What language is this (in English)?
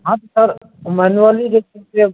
Maithili